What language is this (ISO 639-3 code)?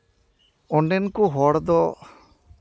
sat